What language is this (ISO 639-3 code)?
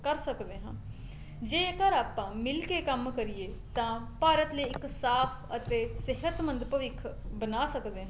pan